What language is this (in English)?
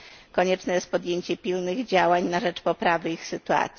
Polish